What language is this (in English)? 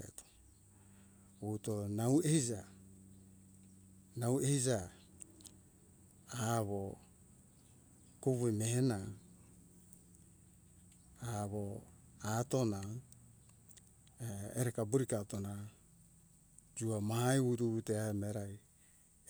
Hunjara-Kaina Ke